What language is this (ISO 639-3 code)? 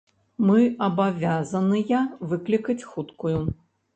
bel